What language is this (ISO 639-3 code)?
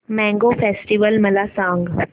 mar